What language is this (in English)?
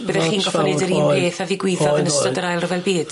Welsh